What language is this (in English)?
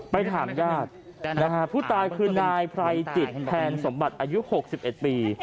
Thai